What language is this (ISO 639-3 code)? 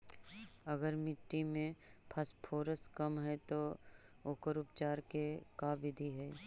mag